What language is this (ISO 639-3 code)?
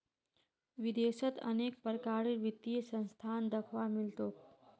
mag